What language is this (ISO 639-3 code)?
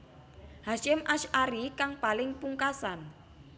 jav